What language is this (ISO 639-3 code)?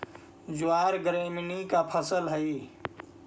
mag